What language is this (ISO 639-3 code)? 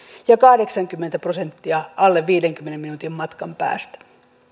fin